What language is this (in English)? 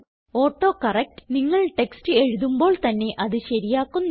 Malayalam